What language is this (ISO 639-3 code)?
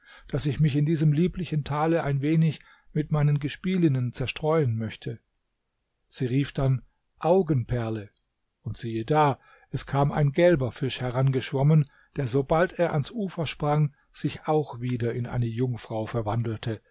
deu